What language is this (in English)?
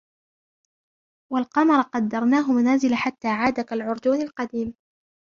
Arabic